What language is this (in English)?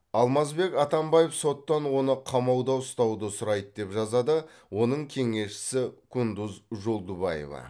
Kazakh